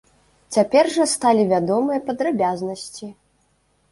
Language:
Belarusian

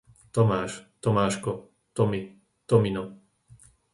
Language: Slovak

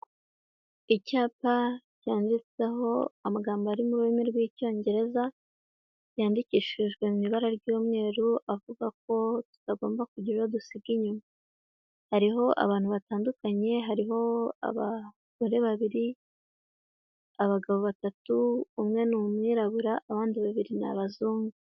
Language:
Kinyarwanda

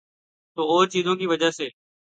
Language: Urdu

